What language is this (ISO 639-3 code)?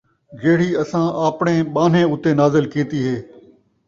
skr